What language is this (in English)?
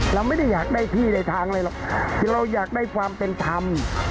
Thai